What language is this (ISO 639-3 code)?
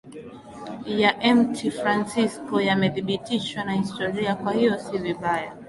swa